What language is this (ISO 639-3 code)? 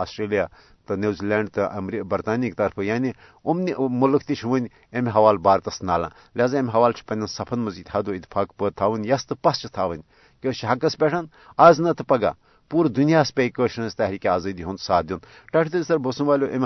urd